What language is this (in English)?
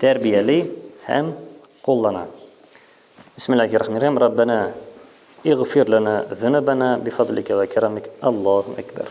Turkish